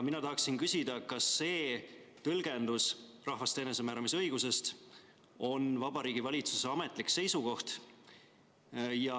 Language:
Estonian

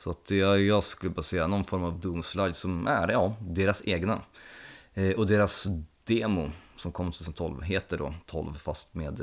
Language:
Swedish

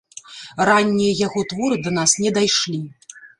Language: Belarusian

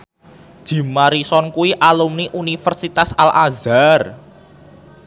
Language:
Javanese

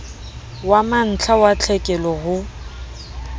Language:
Southern Sotho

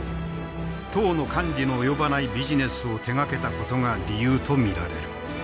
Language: Japanese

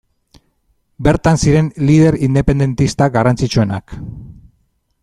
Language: Basque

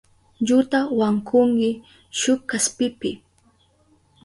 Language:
Southern Pastaza Quechua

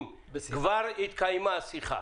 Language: Hebrew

